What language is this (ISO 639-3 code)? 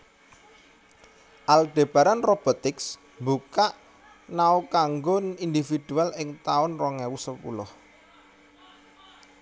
jav